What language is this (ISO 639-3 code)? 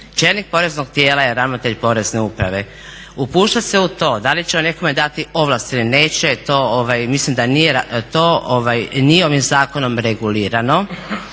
hrv